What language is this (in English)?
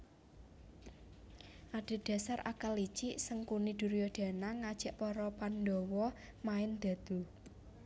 Javanese